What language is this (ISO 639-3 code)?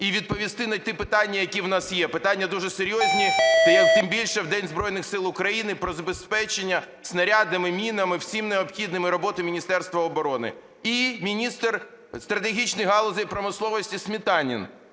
ukr